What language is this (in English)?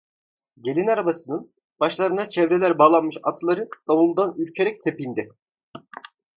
Turkish